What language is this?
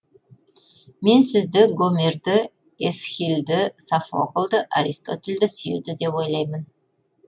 Kazakh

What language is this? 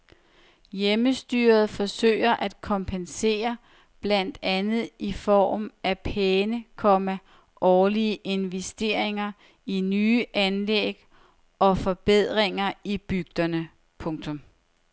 Danish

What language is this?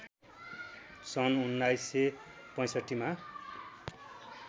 Nepali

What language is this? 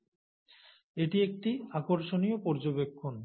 Bangla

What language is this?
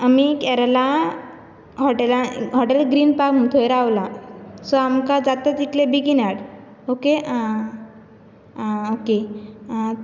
Konkani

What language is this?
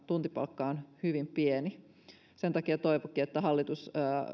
Finnish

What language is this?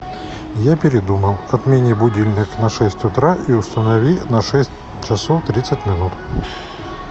Russian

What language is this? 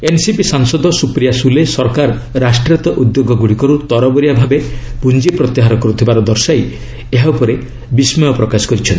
Odia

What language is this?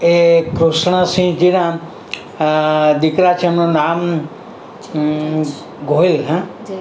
Gujarati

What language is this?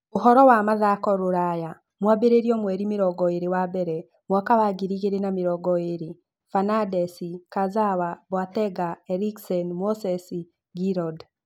Kikuyu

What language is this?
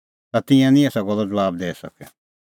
Kullu Pahari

